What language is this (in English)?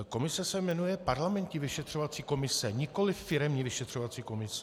Czech